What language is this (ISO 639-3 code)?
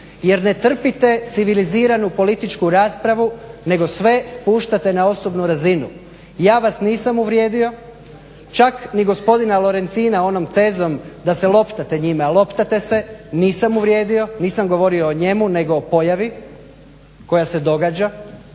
hrv